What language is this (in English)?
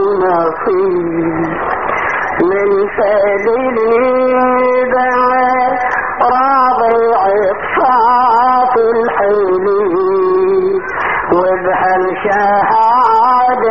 Arabic